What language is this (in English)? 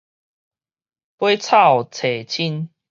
Min Nan Chinese